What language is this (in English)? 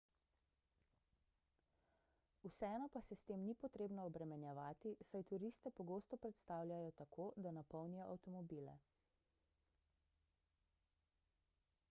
Slovenian